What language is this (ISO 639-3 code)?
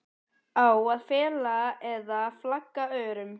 isl